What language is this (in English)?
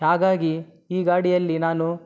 Kannada